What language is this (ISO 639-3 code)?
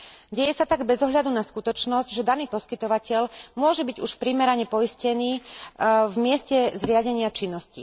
slk